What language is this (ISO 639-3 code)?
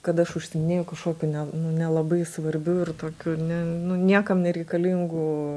lit